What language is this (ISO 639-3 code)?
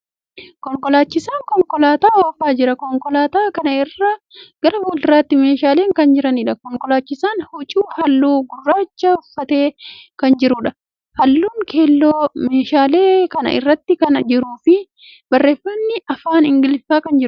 orm